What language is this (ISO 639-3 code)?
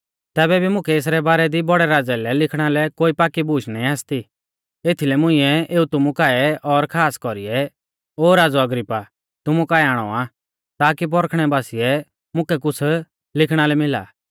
bfz